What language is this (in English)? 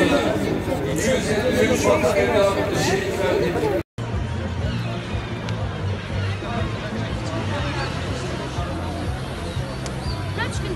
Turkish